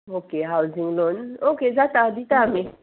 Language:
Konkani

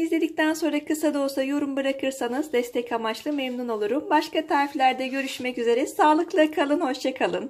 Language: Turkish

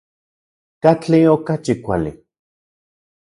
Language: Central Puebla Nahuatl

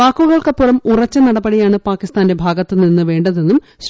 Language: Malayalam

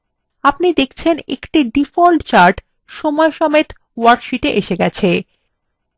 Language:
Bangla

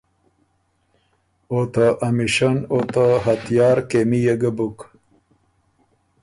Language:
Ormuri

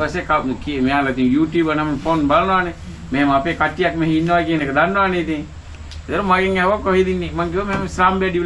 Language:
English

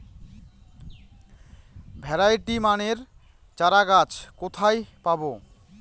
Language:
Bangla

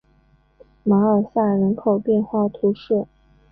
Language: Chinese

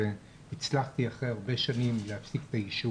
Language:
Hebrew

